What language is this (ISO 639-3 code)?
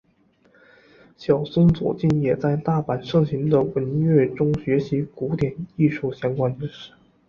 zho